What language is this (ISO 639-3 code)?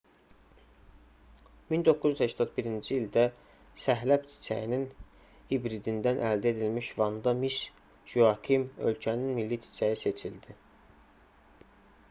aze